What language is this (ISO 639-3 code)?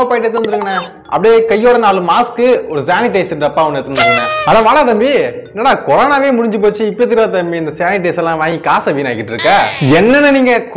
spa